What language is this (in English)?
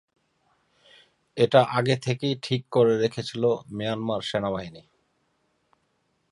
Bangla